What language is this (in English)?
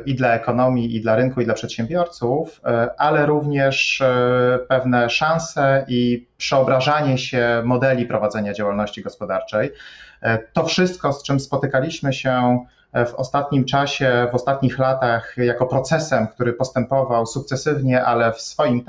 Polish